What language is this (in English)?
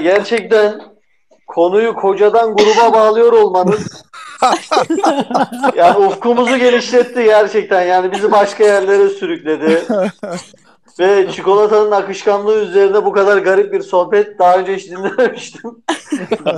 Turkish